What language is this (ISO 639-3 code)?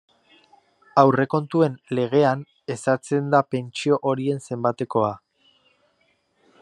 eus